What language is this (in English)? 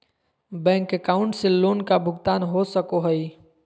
Magahi